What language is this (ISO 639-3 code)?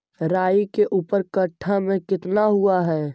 mag